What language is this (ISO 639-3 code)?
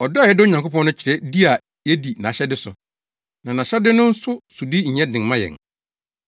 aka